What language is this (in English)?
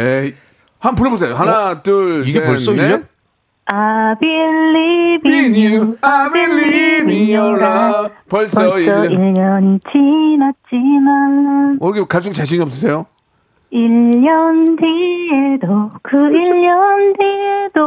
Korean